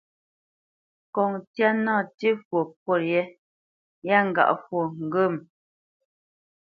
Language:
Bamenyam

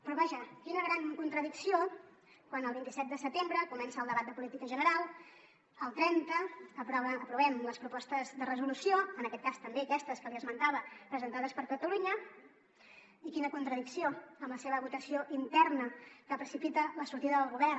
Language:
Catalan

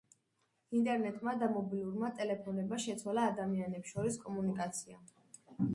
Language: Georgian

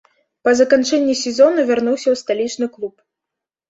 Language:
Belarusian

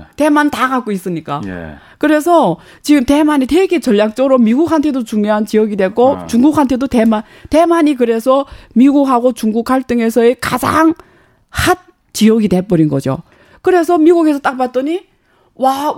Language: Korean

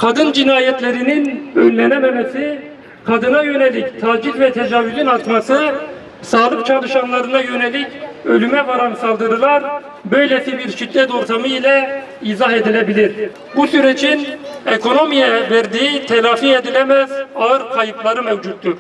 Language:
Turkish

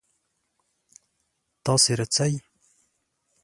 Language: Pashto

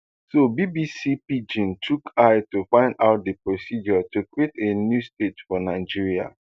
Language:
Nigerian Pidgin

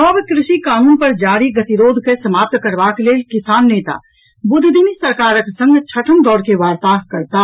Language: Maithili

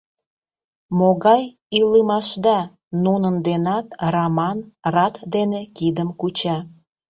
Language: Mari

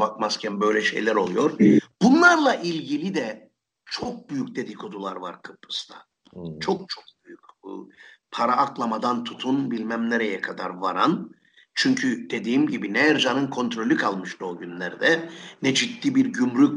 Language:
Turkish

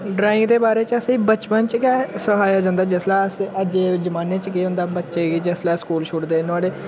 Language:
Dogri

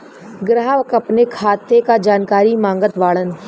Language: Bhojpuri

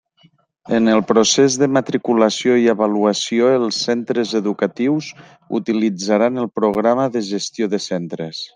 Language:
Catalan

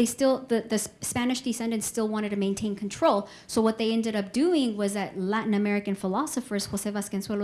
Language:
English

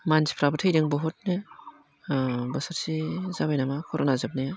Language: Bodo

